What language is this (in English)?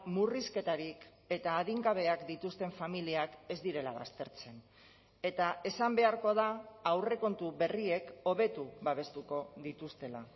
Basque